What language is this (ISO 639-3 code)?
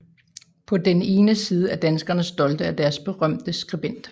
dan